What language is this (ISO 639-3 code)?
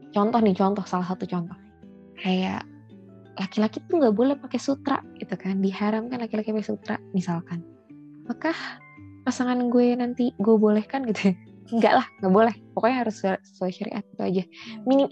ind